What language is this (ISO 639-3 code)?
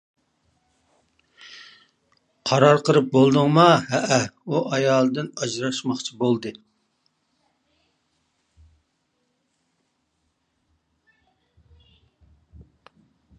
uig